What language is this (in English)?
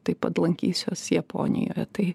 Lithuanian